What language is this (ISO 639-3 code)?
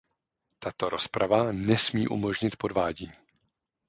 ces